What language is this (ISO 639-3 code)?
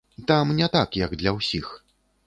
bel